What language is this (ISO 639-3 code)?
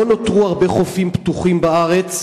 heb